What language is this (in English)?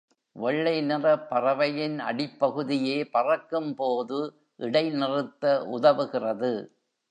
Tamil